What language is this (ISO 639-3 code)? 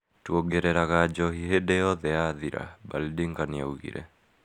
kik